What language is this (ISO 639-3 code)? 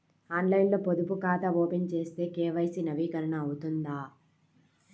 tel